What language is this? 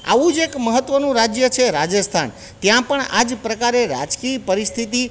Gujarati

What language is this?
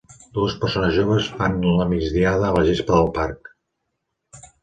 Catalan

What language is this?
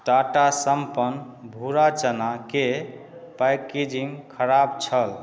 Maithili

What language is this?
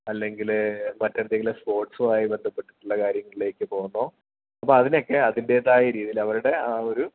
Malayalam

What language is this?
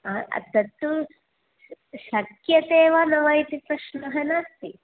Sanskrit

